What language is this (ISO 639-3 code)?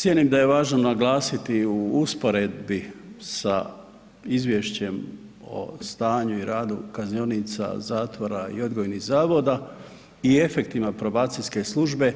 hrv